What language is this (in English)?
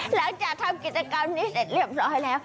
Thai